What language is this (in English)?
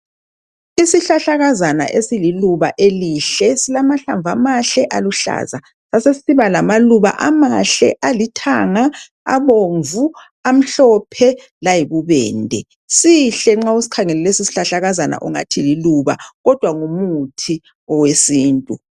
North Ndebele